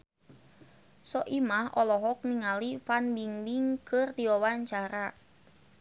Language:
Sundanese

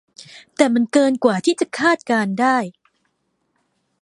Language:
Thai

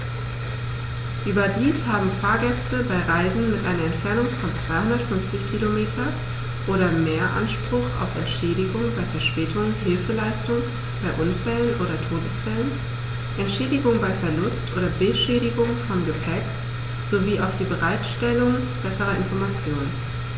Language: German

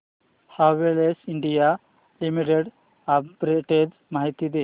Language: Marathi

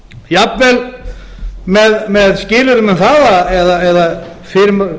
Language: Icelandic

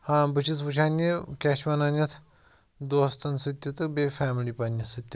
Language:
Kashmiri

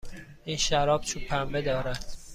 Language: Persian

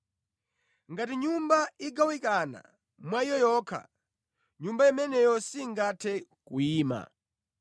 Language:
Nyanja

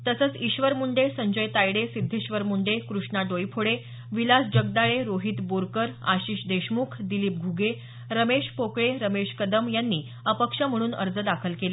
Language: Marathi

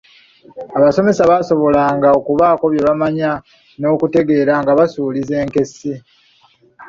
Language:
Ganda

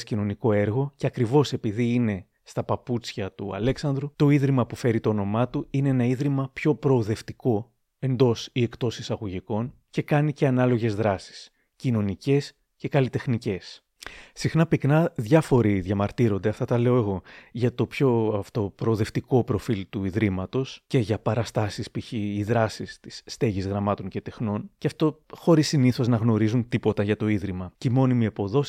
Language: Greek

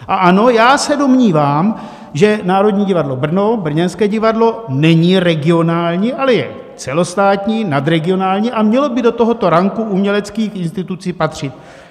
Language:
Czech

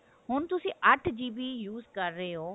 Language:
Punjabi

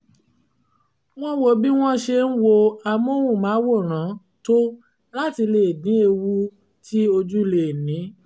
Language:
Yoruba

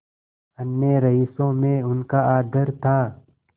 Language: Hindi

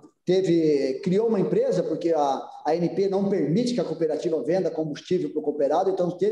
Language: Portuguese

